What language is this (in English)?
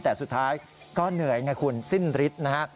Thai